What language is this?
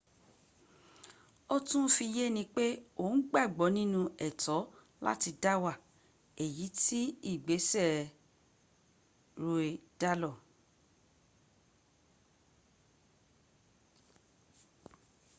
Yoruba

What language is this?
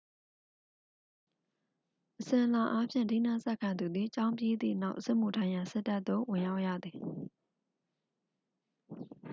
Burmese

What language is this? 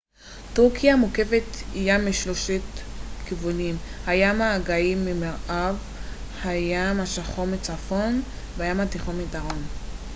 Hebrew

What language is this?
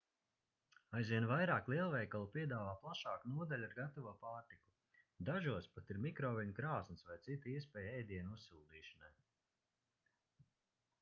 Latvian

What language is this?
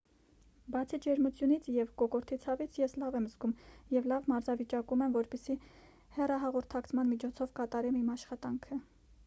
Armenian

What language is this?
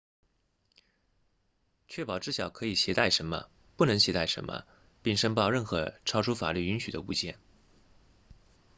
Chinese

